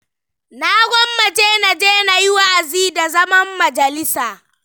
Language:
Hausa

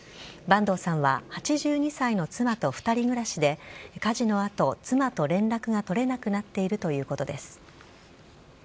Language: Japanese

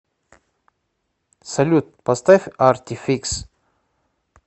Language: Russian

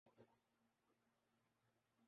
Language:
Urdu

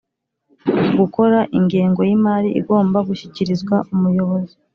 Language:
Kinyarwanda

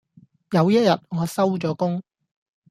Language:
Cantonese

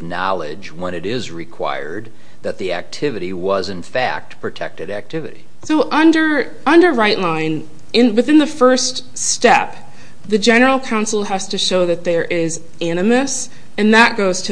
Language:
English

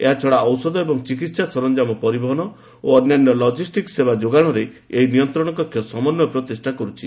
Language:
Odia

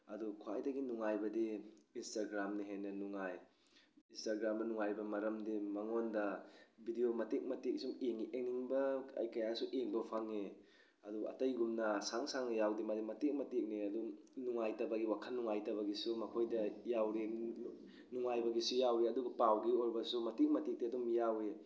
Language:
Manipuri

